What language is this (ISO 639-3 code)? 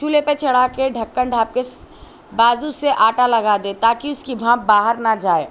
urd